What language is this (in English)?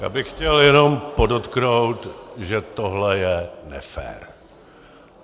Czech